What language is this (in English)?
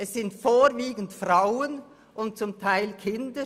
Swiss German